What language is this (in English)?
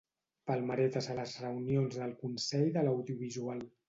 Catalan